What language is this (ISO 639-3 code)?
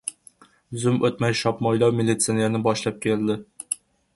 uzb